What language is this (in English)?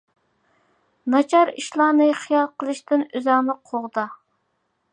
Uyghur